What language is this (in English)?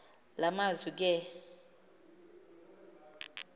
Xhosa